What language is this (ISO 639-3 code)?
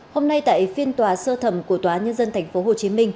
vie